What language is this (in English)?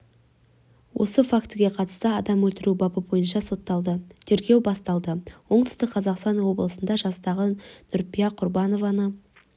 Kazakh